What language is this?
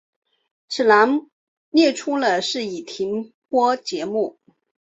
Chinese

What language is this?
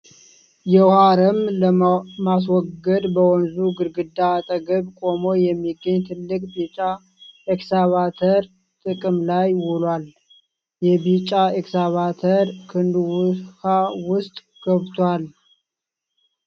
Amharic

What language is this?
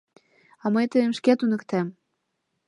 Mari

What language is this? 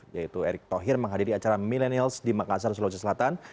Indonesian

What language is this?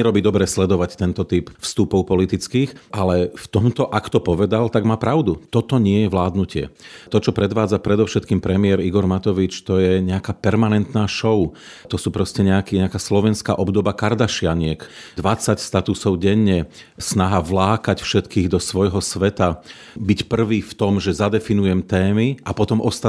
Slovak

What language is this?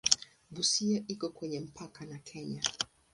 Swahili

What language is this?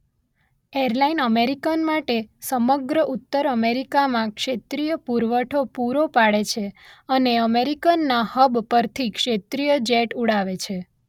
Gujarati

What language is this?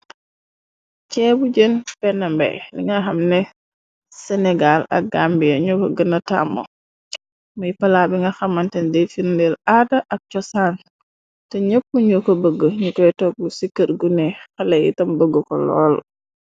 Wolof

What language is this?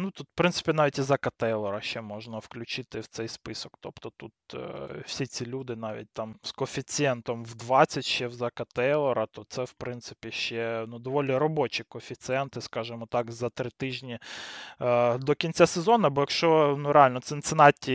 Ukrainian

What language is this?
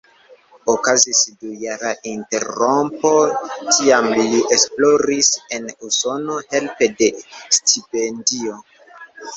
Esperanto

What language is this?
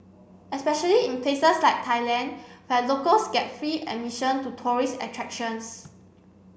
English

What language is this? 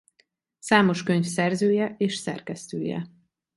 Hungarian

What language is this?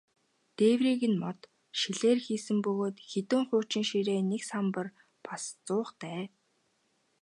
Mongolian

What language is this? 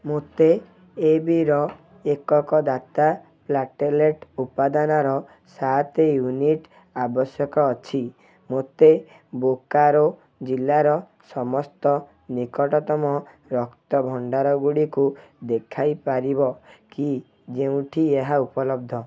Odia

